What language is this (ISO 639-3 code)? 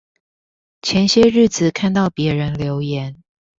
zho